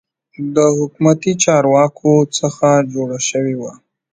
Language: Pashto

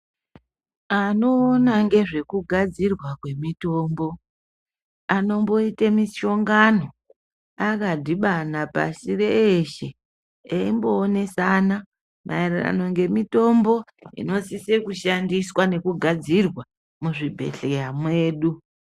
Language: Ndau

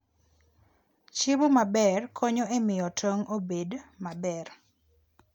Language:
Luo (Kenya and Tanzania)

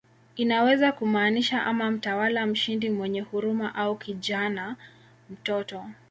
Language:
Swahili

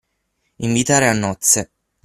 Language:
Italian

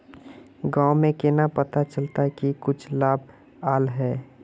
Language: Magahi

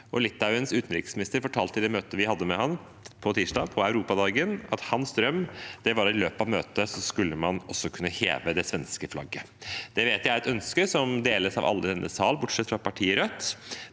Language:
Norwegian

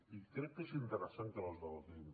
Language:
Catalan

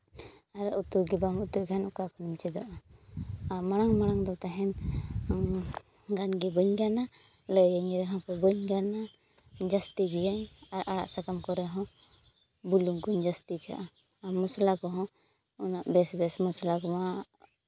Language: Santali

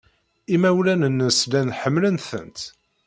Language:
Kabyle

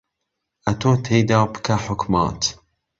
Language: Central Kurdish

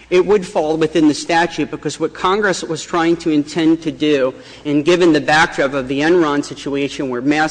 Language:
English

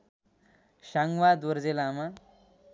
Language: Nepali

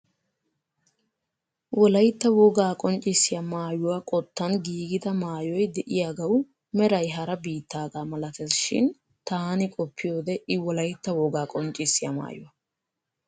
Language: Wolaytta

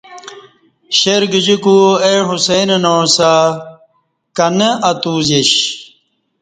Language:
Kati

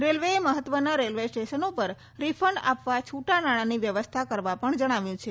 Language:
Gujarati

